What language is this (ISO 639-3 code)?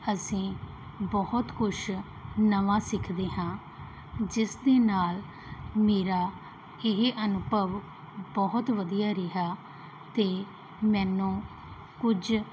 pan